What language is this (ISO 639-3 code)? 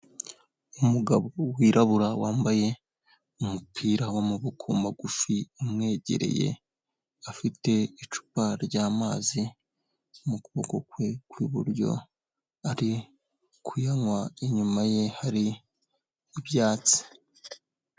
kin